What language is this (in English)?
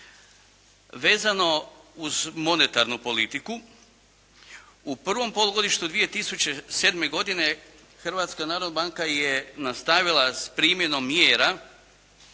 Croatian